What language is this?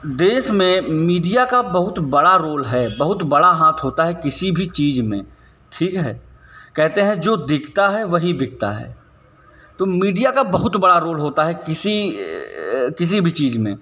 Hindi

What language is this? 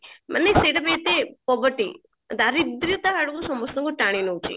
Odia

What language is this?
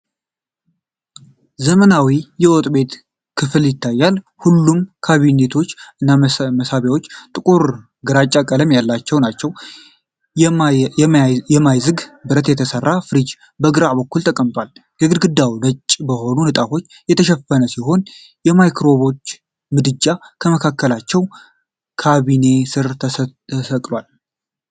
Amharic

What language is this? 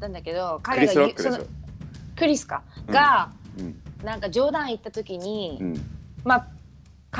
Japanese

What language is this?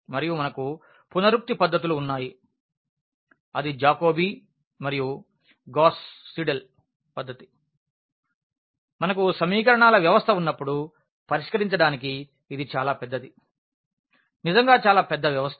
Telugu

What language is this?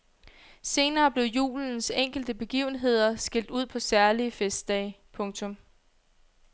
Danish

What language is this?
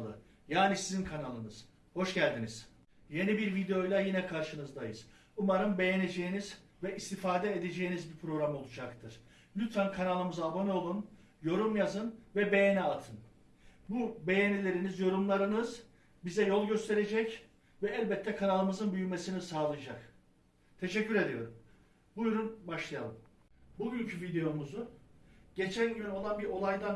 Turkish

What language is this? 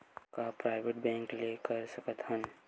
Chhattisgarhi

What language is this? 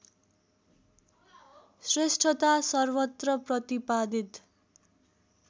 Nepali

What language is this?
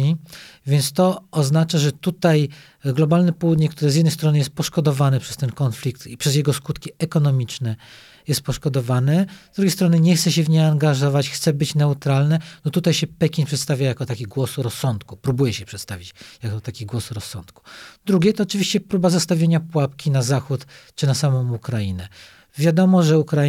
Polish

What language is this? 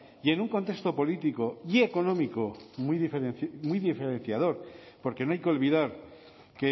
Spanish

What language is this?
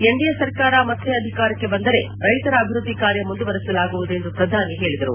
Kannada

